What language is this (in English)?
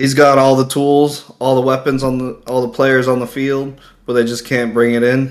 English